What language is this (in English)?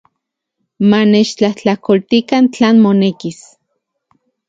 Central Puebla Nahuatl